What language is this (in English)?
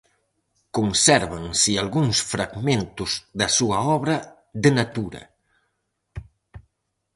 Galician